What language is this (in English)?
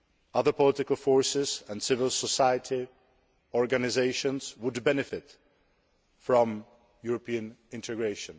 English